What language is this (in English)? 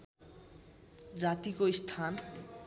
Nepali